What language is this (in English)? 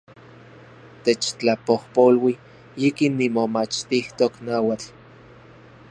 Central Puebla Nahuatl